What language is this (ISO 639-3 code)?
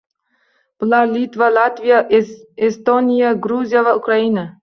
uzb